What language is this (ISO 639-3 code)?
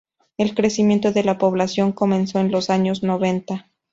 spa